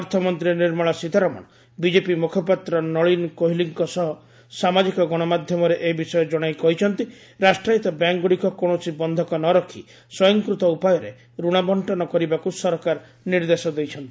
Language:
Odia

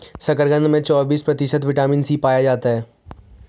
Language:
Hindi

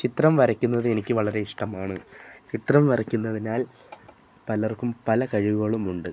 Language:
Malayalam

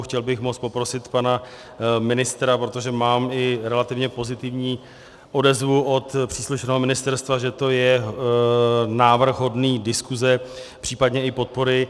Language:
Czech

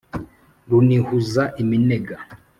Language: Kinyarwanda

